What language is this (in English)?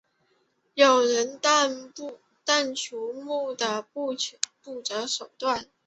Chinese